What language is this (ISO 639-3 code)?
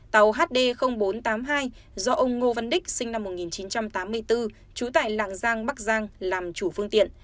vie